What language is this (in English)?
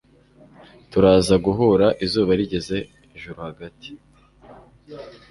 Kinyarwanda